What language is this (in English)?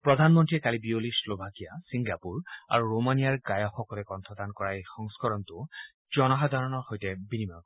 Assamese